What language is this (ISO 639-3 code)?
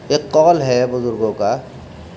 urd